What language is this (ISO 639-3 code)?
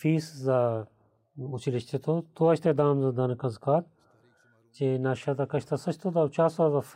bul